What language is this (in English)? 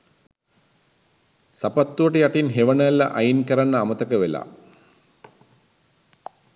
Sinhala